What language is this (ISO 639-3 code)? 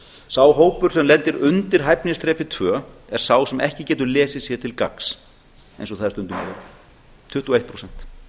isl